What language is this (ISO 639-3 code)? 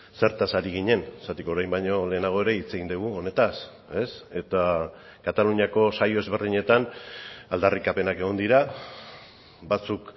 eus